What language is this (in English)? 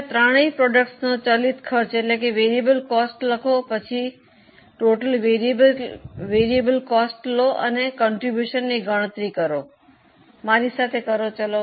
Gujarati